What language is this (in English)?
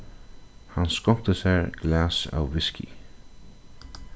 Faroese